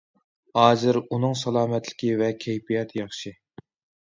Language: Uyghur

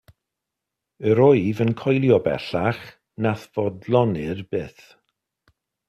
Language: Welsh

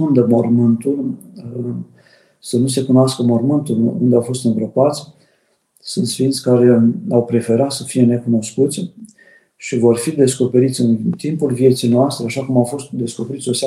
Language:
Romanian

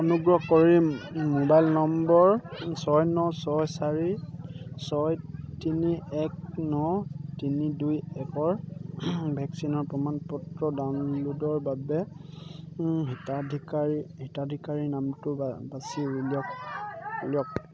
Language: Assamese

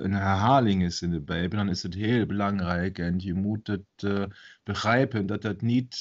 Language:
Dutch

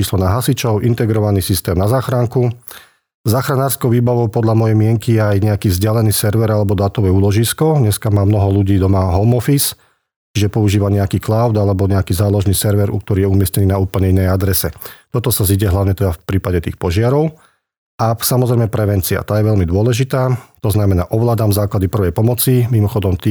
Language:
Slovak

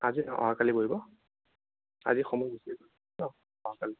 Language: Assamese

